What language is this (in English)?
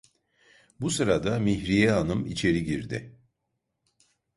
Turkish